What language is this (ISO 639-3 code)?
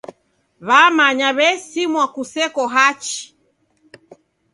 dav